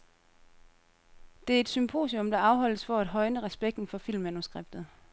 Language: Danish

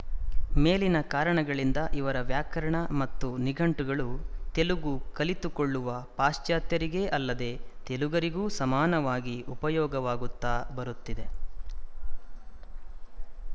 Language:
Kannada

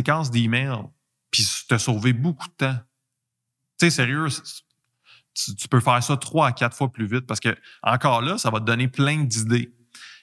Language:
French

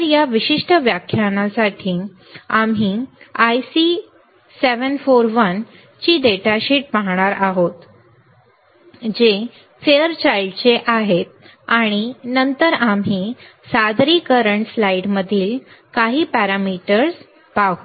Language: Marathi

